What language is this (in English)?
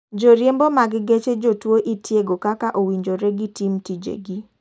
Luo (Kenya and Tanzania)